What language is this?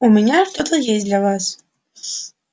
Russian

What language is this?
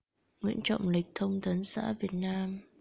Vietnamese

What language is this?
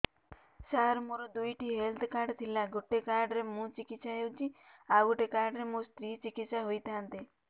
Odia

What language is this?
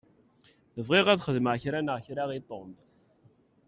Kabyle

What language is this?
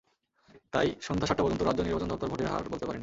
Bangla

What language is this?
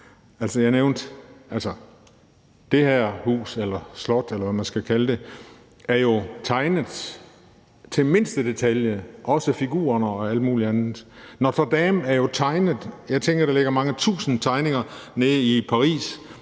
Danish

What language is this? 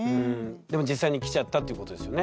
Japanese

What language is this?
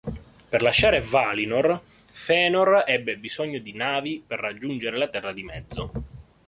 Italian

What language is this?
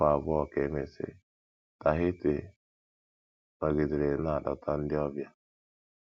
Igbo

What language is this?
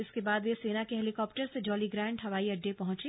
Hindi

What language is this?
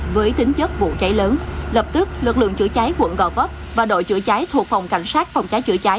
Vietnamese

